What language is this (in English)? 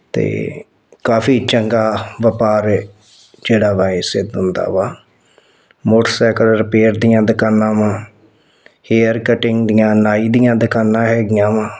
Punjabi